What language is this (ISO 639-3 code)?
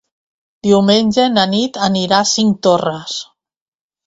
cat